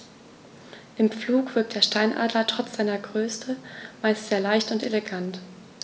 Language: German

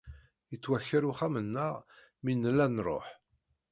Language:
Kabyle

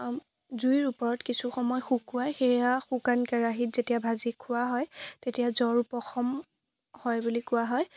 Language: Assamese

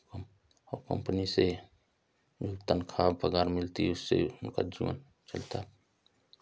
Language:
Hindi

